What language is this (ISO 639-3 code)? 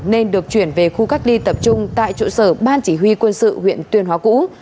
vie